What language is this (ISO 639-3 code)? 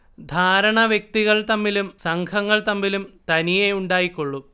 mal